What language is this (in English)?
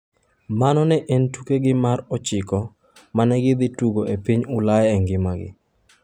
Luo (Kenya and Tanzania)